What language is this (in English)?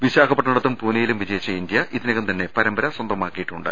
Malayalam